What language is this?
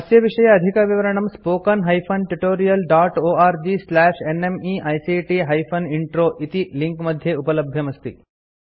Sanskrit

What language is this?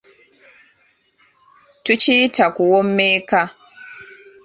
Ganda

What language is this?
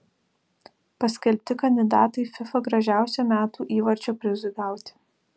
Lithuanian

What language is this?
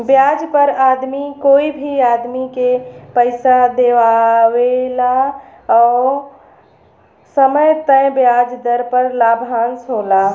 Bhojpuri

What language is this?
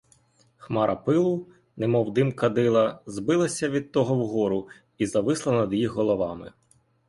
Ukrainian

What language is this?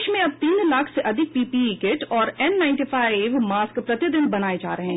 Hindi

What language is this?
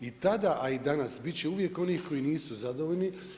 Croatian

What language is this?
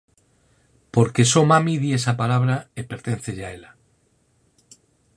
Galician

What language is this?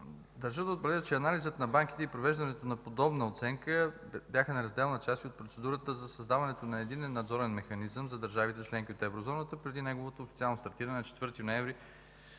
Bulgarian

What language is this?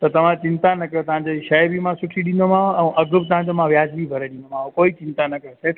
Sindhi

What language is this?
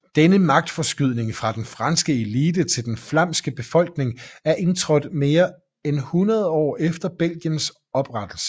Danish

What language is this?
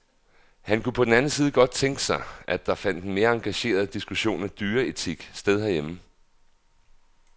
Danish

